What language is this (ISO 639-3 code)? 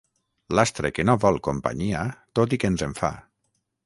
cat